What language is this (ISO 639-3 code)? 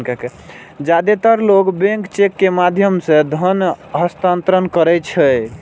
mai